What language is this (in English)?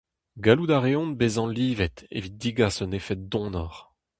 Breton